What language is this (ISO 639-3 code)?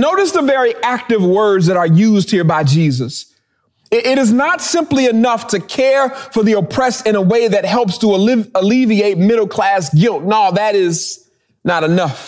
eng